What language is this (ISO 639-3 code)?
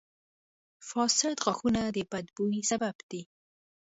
pus